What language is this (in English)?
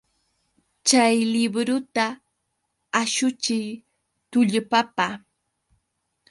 Yauyos Quechua